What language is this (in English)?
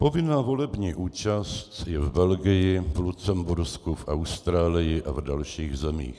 Czech